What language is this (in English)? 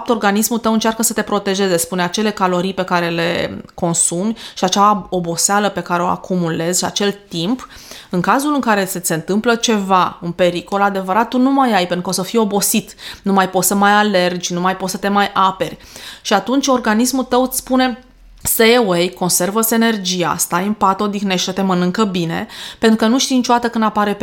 Romanian